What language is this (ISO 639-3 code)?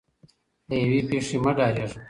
pus